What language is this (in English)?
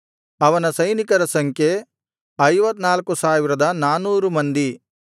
Kannada